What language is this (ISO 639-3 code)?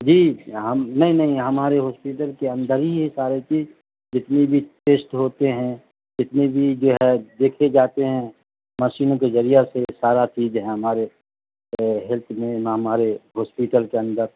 urd